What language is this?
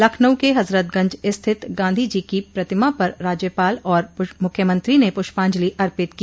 Hindi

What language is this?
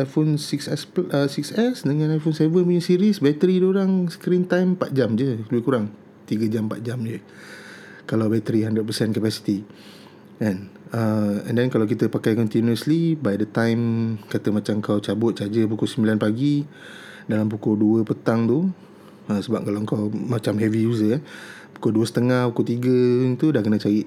Malay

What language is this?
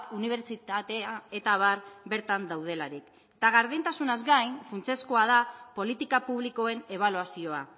Basque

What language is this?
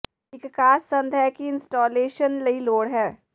Punjabi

